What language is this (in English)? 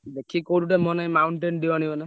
Odia